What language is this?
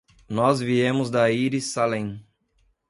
Portuguese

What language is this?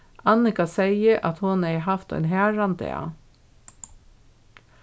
Faroese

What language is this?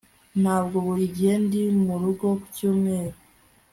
Kinyarwanda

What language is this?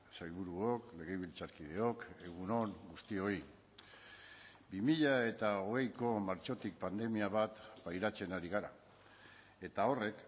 Basque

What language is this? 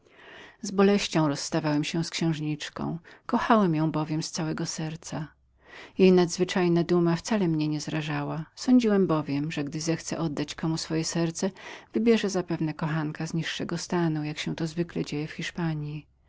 Polish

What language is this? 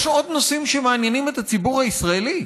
Hebrew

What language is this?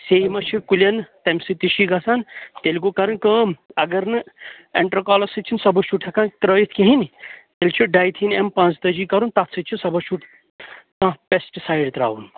Kashmiri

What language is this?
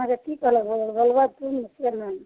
Maithili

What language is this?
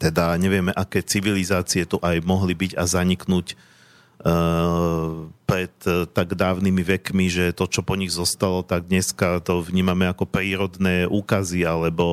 Slovak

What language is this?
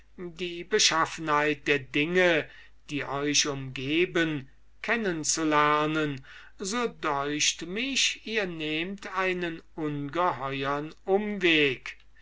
German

